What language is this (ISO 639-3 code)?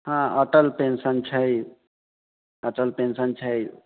mai